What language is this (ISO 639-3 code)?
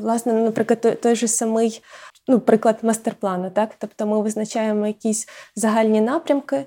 ukr